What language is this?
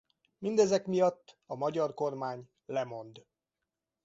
Hungarian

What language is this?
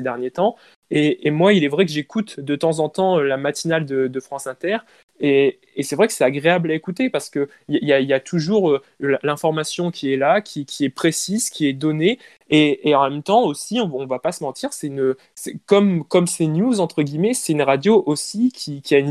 French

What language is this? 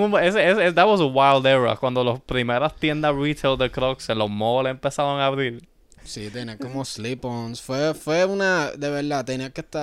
Spanish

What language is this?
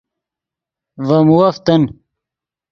Yidgha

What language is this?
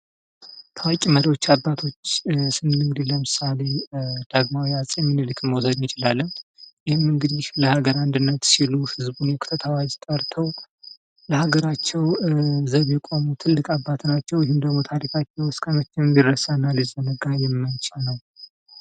Amharic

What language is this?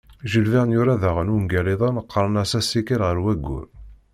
Kabyle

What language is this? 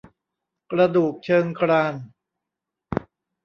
Thai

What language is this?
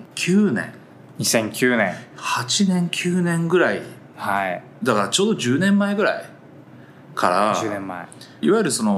Japanese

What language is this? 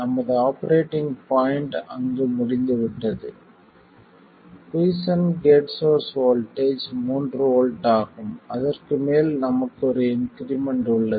Tamil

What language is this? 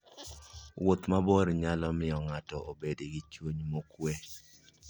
Luo (Kenya and Tanzania)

